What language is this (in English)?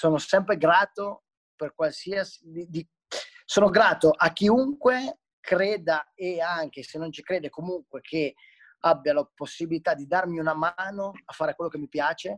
Italian